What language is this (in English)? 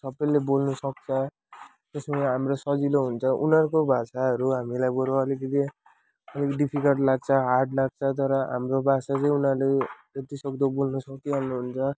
Nepali